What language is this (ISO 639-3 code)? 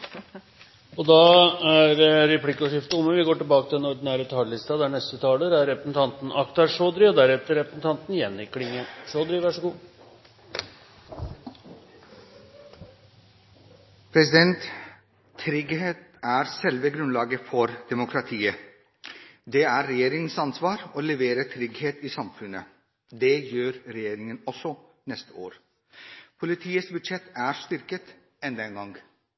nor